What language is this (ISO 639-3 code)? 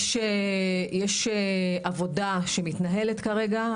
heb